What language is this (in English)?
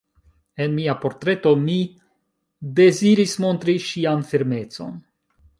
Esperanto